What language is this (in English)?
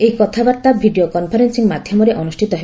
Odia